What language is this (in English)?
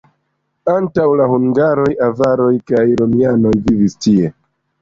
Esperanto